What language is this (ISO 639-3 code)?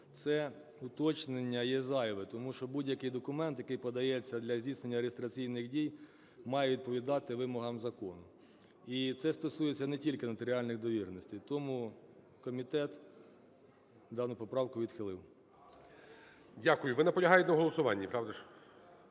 ukr